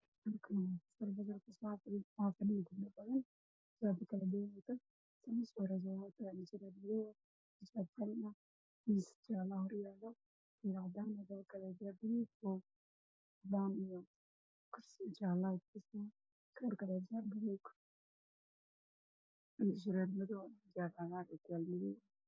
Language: Somali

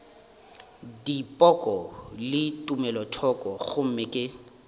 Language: Northern Sotho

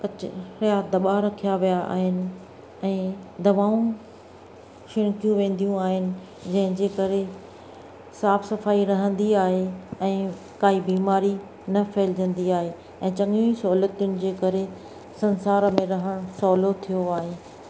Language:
Sindhi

